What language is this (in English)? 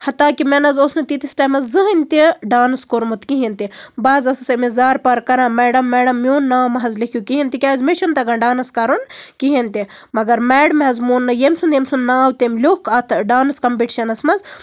Kashmiri